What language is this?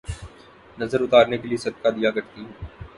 Urdu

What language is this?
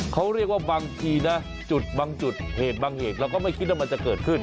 Thai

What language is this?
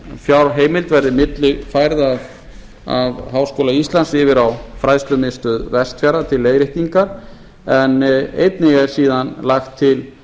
Icelandic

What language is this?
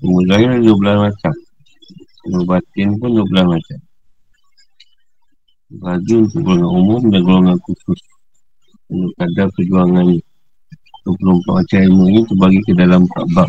Malay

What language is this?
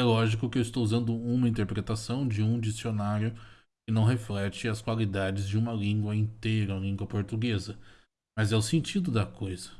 Portuguese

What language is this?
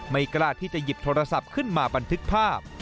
Thai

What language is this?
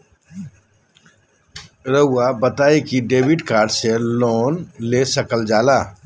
Magahi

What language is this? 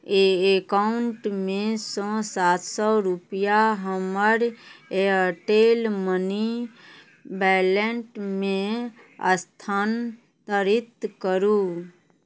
Maithili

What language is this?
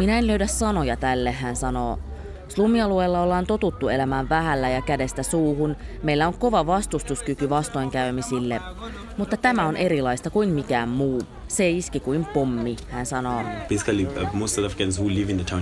Finnish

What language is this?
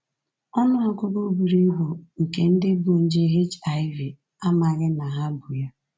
Igbo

